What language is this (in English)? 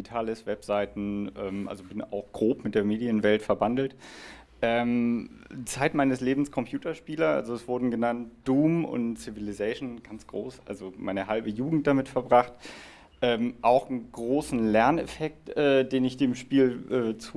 German